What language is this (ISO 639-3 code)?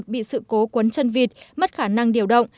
vie